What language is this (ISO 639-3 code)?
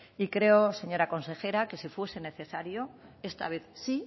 spa